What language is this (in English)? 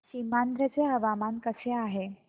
Marathi